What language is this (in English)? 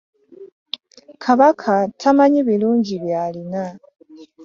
Ganda